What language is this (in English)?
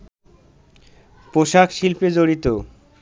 Bangla